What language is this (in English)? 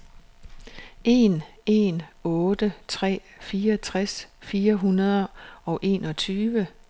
Danish